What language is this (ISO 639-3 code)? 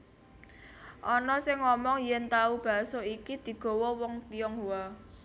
jav